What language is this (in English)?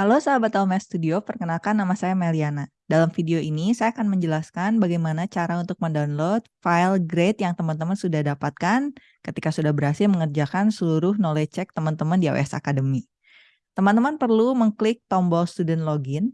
Indonesian